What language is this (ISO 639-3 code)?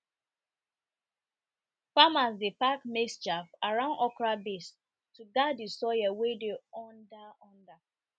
pcm